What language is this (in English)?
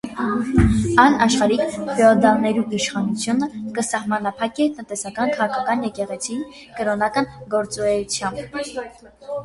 Armenian